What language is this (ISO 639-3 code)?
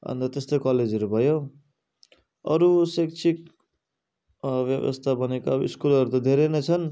nep